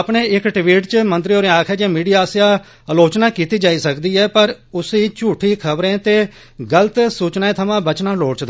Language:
Dogri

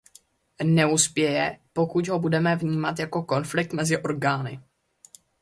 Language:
Czech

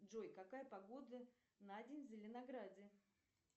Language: Russian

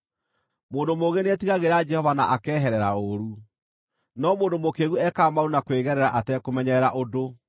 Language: Kikuyu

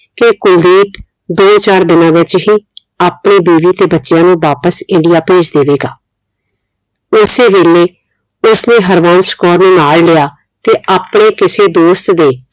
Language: Punjabi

